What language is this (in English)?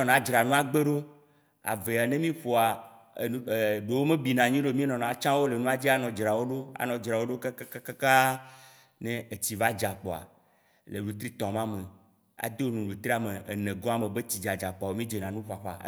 Waci Gbe